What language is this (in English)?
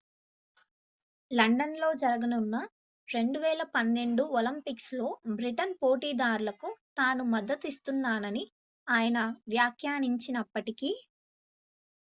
Telugu